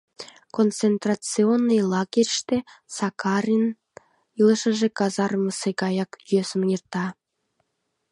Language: Mari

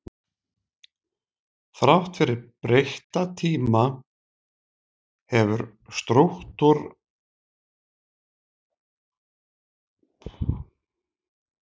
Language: Icelandic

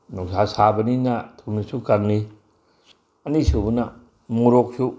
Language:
Manipuri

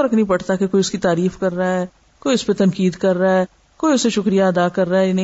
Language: Urdu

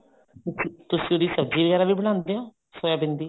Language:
Punjabi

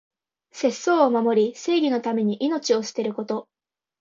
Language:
Japanese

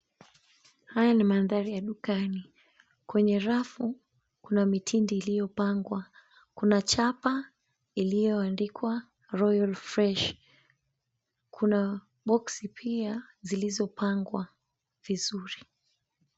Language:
Swahili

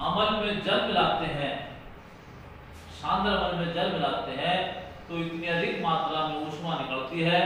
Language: Hindi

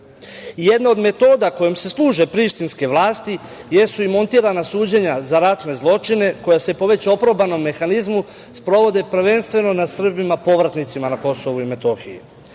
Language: Serbian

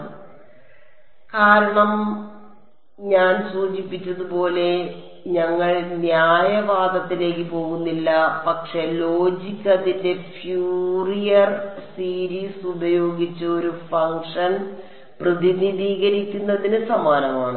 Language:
Malayalam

